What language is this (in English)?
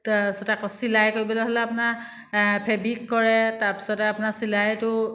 Assamese